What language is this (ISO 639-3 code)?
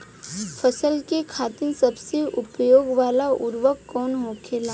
bho